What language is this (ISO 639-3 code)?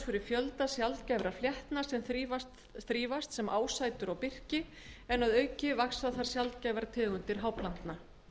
isl